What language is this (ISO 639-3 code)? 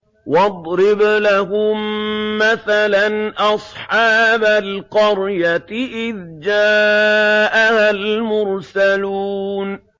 ara